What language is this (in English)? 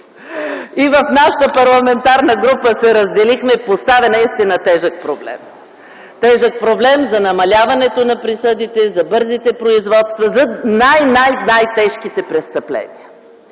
Bulgarian